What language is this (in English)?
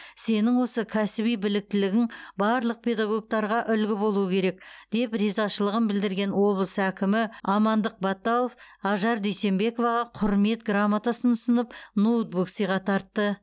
Kazakh